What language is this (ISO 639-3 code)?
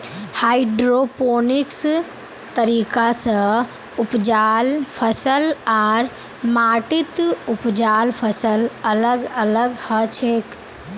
mag